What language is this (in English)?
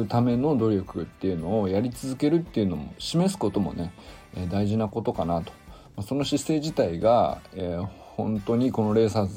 Japanese